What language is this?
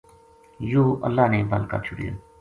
Gujari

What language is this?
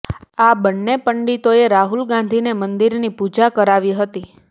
Gujarati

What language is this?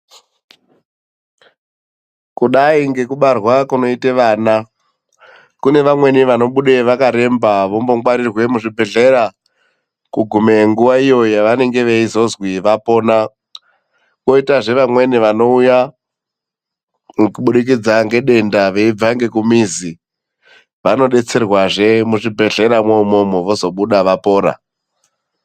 Ndau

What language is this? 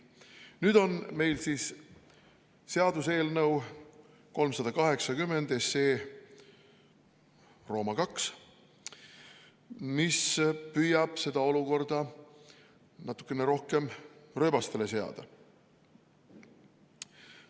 Estonian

